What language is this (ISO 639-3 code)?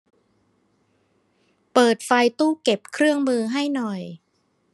tha